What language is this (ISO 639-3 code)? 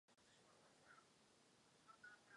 ces